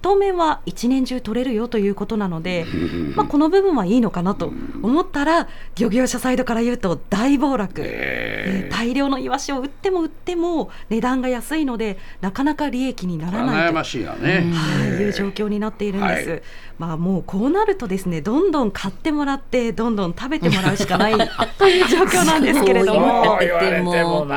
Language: Japanese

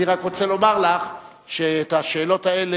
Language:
Hebrew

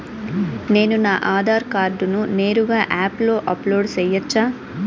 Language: Telugu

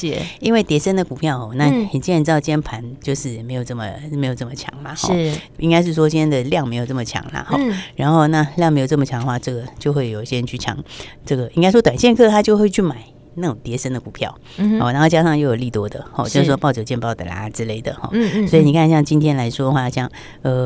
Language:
Chinese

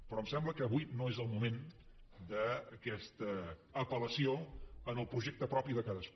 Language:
Catalan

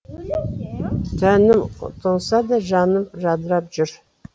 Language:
Kazakh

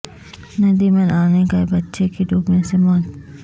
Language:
Urdu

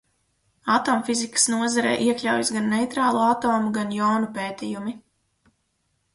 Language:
Latvian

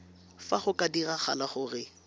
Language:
Tswana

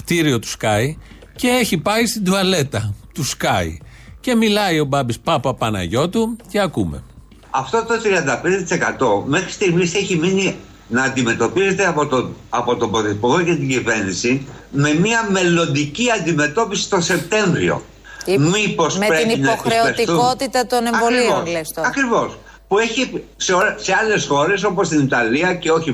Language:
Greek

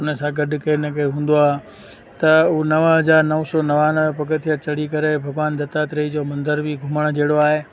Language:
Sindhi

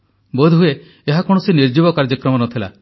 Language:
Odia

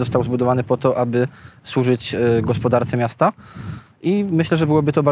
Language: Polish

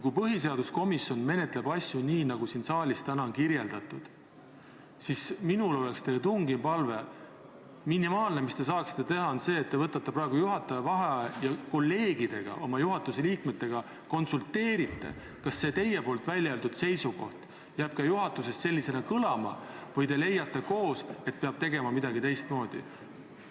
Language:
Estonian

